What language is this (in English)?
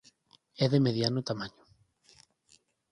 Galician